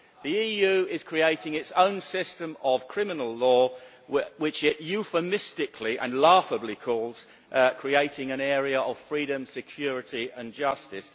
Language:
English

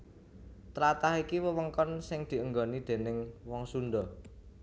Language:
Javanese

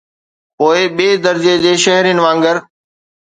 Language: Sindhi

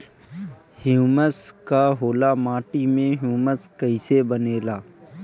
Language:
Bhojpuri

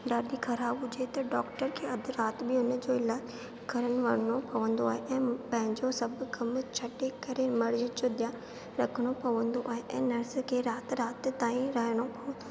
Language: Sindhi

